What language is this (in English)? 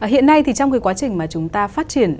Vietnamese